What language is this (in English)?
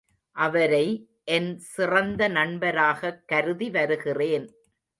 Tamil